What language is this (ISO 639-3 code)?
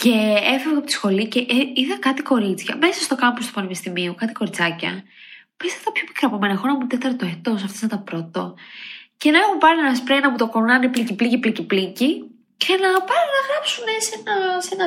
ell